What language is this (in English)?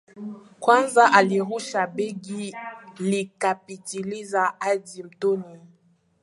Swahili